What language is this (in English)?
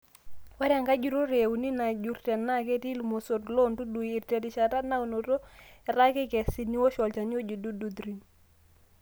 Masai